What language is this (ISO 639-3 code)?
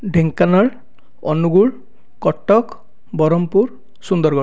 ori